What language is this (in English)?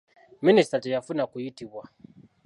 Ganda